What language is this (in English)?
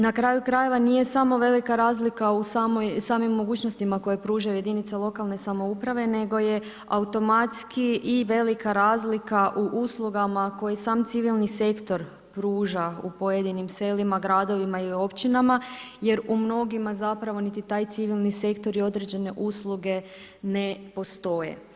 Croatian